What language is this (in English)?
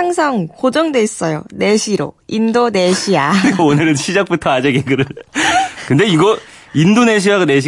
Korean